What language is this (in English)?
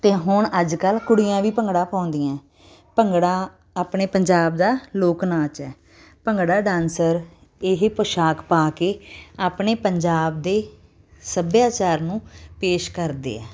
Punjabi